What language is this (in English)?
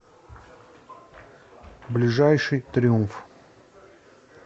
Russian